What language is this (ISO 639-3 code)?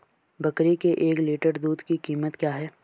hin